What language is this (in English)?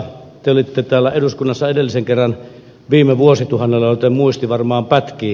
Finnish